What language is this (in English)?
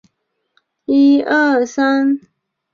Chinese